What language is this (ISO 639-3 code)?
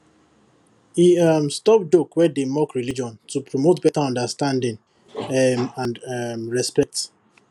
pcm